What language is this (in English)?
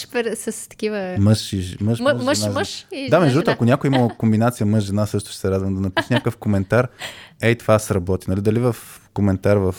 Bulgarian